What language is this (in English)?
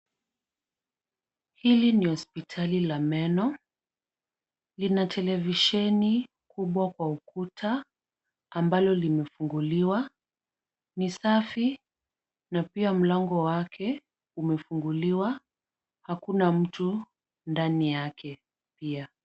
Swahili